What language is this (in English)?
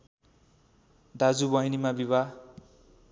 Nepali